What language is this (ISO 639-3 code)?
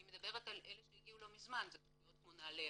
heb